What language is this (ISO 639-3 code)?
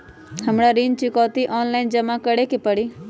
mag